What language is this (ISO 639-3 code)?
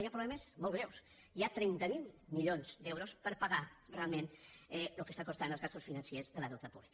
cat